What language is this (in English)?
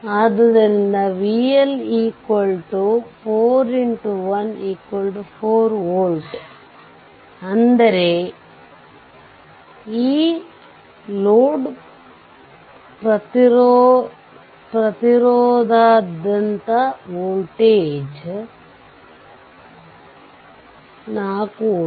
Kannada